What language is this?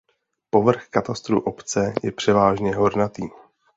Czech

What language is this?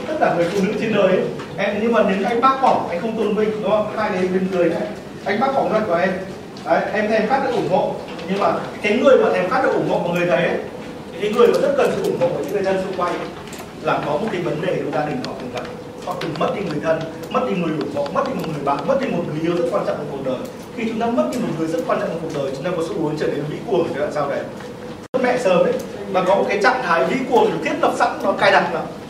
Vietnamese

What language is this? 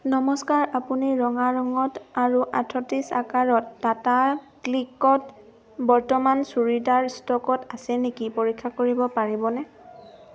Assamese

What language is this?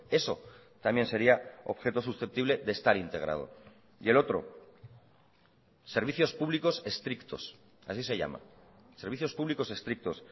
Spanish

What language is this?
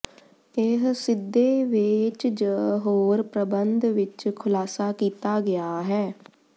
Punjabi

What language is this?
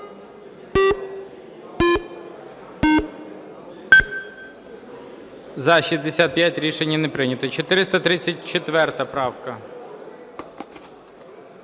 Ukrainian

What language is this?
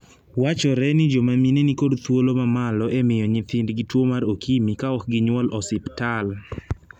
Luo (Kenya and Tanzania)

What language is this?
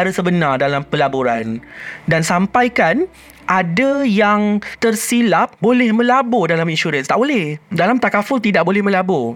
Malay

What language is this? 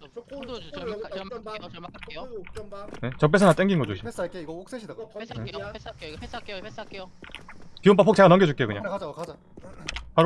Korean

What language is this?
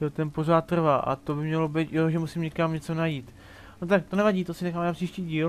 Czech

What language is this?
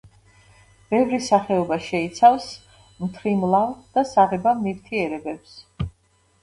Georgian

